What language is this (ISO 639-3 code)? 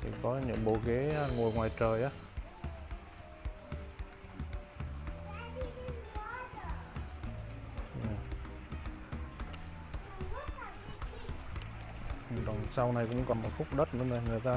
vie